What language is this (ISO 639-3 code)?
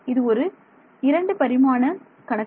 tam